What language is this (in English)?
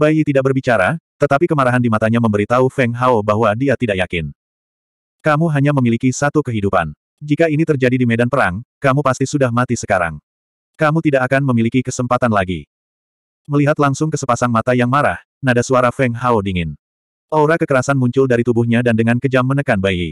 Indonesian